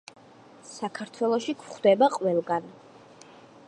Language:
Georgian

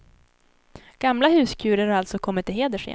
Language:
Swedish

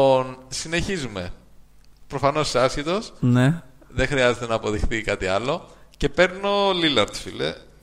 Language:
Greek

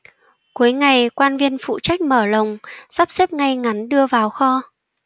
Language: Vietnamese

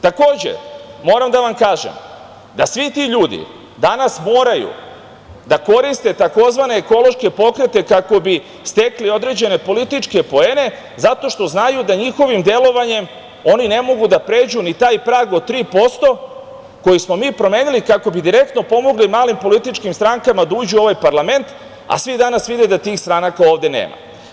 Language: Serbian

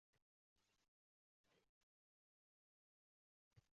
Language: Uzbek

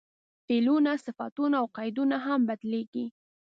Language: Pashto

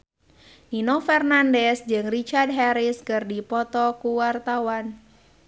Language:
Sundanese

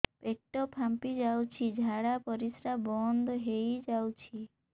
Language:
Odia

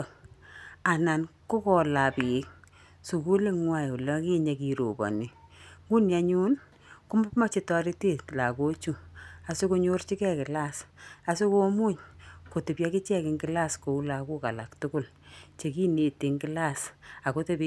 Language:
Kalenjin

